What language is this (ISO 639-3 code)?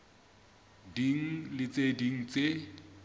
sot